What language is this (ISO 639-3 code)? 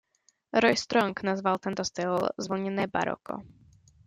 ces